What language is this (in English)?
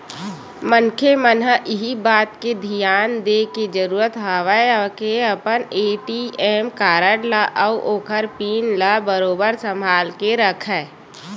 Chhattisgarhi